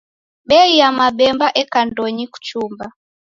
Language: Taita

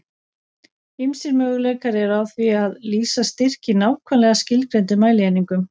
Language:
Icelandic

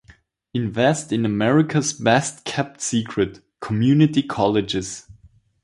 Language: English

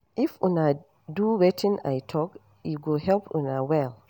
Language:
Nigerian Pidgin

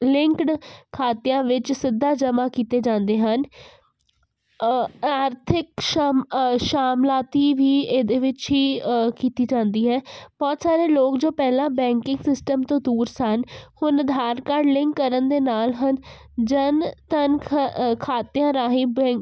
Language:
Punjabi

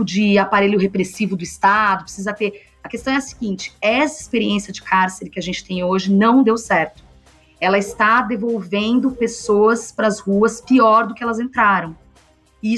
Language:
Portuguese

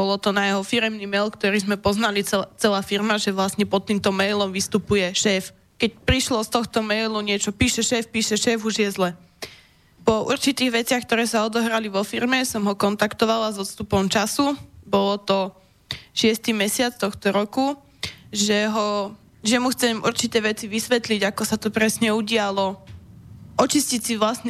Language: Slovak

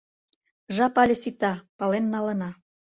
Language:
Mari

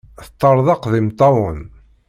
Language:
Kabyle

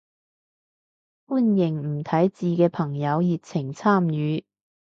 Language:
Cantonese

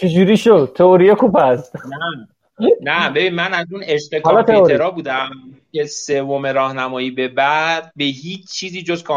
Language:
Persian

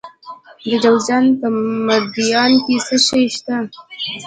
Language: Pashto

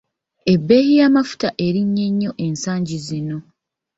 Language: Ganda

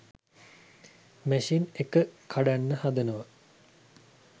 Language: Sinhala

